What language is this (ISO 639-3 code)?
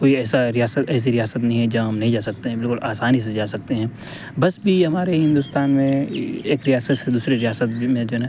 urd